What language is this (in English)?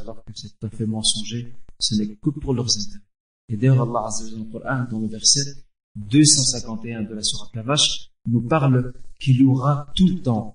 French